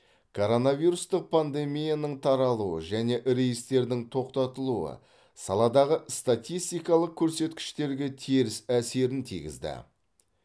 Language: Kazakh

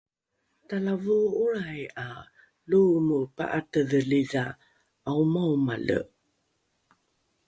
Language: Rukai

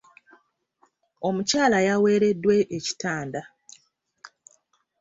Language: Ganda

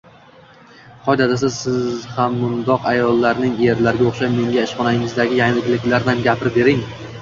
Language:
Uzbek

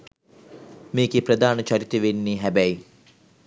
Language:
Sinhala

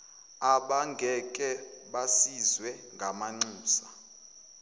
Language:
Zulu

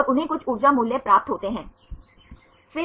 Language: Hindi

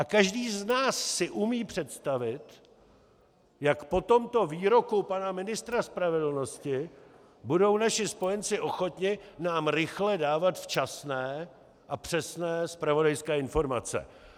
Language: Czech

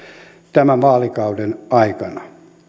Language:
Finnish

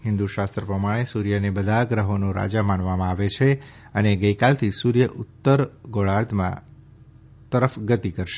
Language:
Gujarati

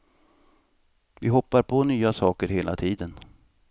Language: Swedish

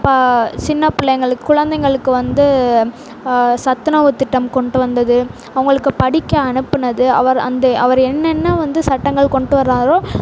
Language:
Tamil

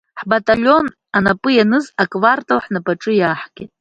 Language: Abkhazian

